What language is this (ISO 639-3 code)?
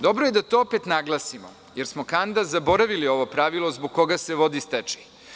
srp